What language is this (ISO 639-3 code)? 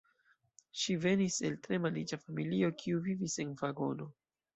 epo